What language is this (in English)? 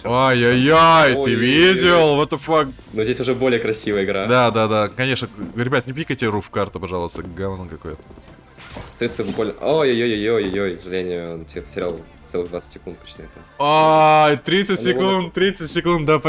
Russian